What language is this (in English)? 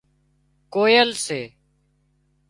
Wadiyara Koli